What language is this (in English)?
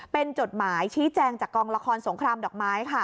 Thai